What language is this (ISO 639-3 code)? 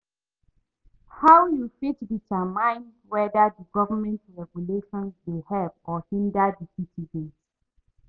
pcm